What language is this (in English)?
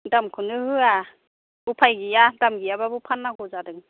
Bodo